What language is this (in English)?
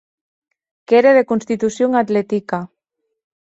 Occitan